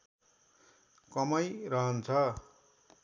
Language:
Nepali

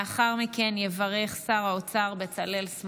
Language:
Hebrew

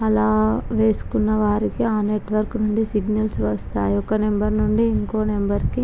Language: Telugu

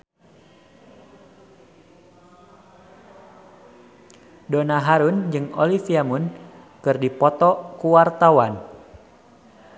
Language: Sundanese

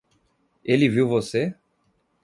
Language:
Portuguese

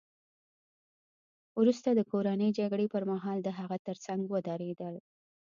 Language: Pashto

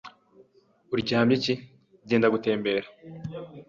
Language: Kinyarwanda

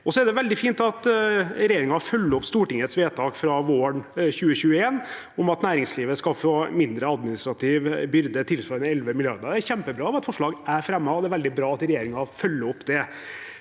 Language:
Norwegian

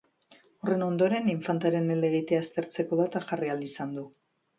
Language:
Basque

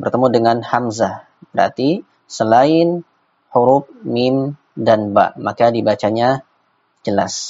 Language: Indonesian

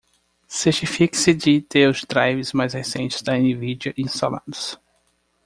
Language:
Portuguese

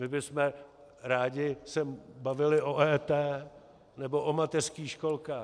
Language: Czech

